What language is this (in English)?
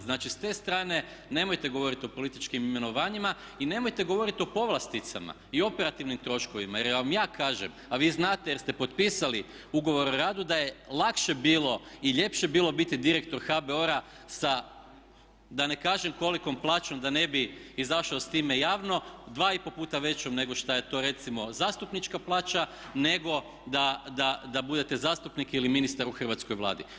Croatian